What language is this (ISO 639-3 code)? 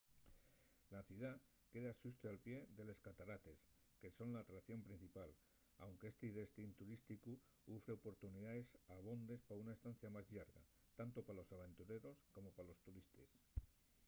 ast